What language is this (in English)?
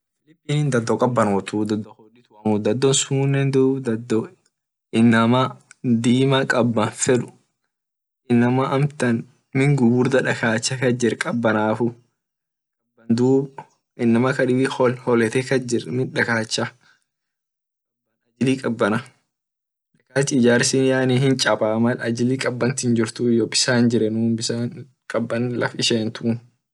Orma